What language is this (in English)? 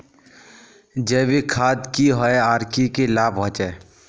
Magahi